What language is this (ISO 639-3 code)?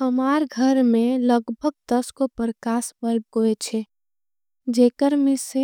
anp